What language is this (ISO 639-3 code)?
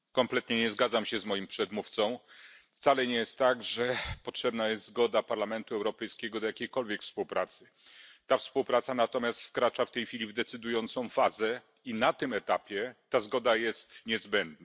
pol